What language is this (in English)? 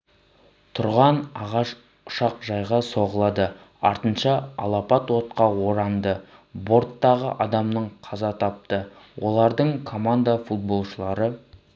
Kazakh